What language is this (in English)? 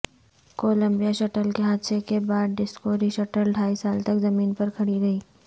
Urdu